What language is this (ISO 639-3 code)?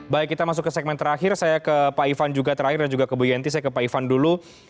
ind